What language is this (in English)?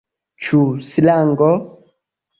Esperanto